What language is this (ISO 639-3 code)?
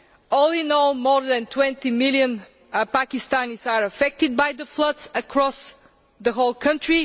eng